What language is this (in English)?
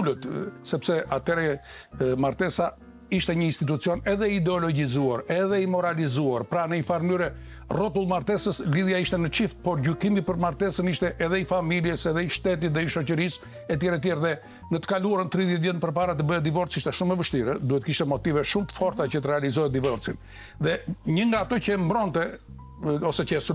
Romanian